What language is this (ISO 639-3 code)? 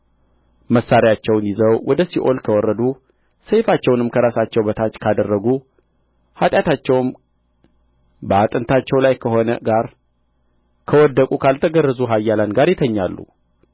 amh